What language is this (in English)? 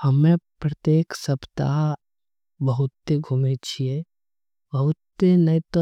Angika